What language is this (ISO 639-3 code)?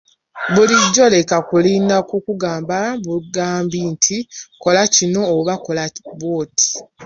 lug